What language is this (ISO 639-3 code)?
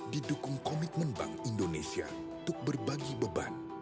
ind